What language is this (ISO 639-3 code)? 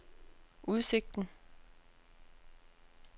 dan